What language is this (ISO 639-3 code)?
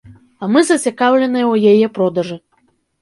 bel